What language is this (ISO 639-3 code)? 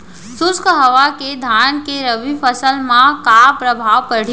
hne